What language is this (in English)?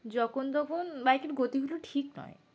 Bangla